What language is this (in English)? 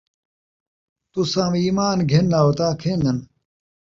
Saraiki